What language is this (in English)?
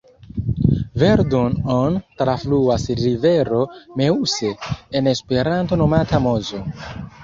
Esperanto